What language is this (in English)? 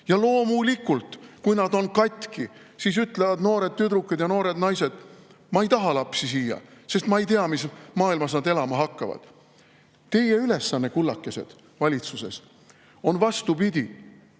Estonian